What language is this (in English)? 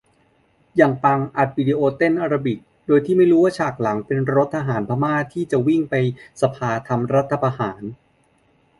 Thai